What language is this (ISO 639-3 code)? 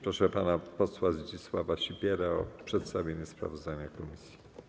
pol